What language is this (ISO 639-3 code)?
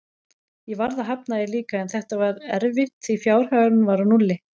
isl